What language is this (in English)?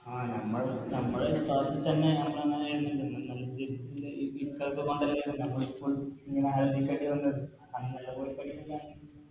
Malayalam